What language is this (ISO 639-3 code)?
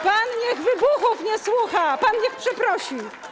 pol